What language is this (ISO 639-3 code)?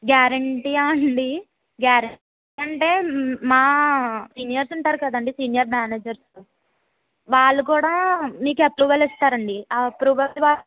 tel